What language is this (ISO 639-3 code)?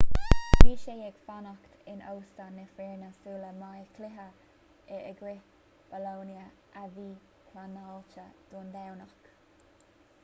gle